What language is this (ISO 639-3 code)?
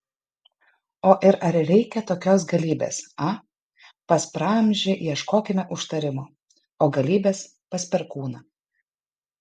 lit